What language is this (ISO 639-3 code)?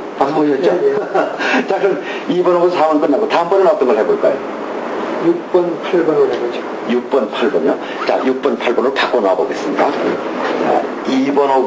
kor